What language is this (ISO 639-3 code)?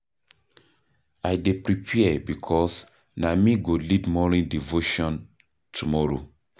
pcm